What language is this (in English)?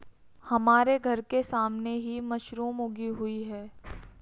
Hindi